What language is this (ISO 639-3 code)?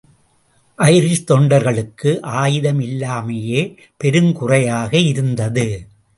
tam